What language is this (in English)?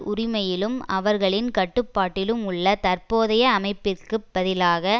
Tamil